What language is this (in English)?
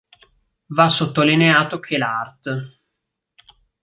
Italian